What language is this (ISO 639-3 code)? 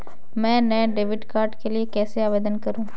hin